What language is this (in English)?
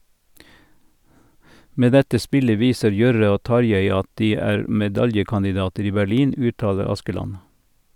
Norwegian